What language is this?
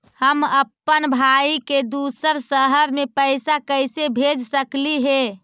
Magahi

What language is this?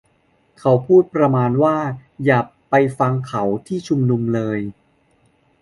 Thai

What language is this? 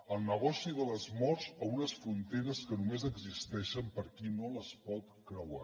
Catalan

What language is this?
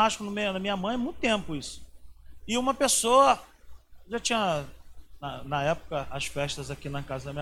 Portuguese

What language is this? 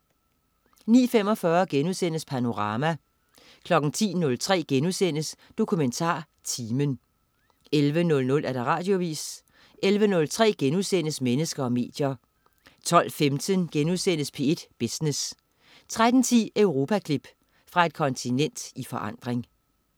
Danish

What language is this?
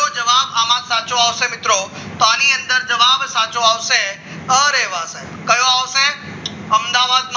Gujarati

